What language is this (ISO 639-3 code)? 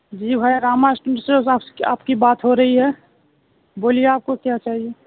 urd